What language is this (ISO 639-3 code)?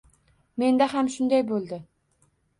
uzb